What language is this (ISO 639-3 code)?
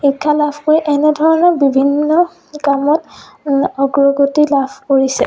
asm